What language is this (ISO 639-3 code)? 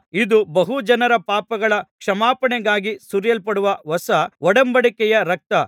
kan